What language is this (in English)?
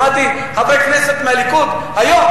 Hebrew